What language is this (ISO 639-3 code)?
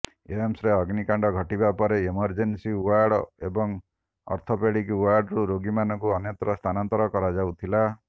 ori